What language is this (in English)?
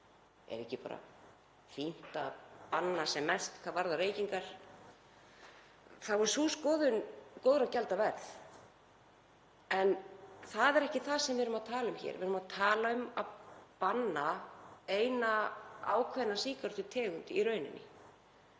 Icelandic